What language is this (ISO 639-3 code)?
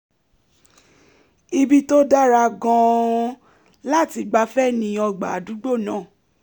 yor